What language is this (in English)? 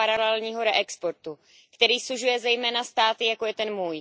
Czech